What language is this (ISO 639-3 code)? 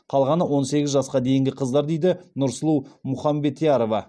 kaz